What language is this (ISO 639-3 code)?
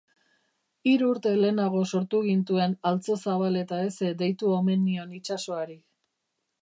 eus